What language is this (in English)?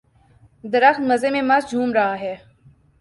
Urdu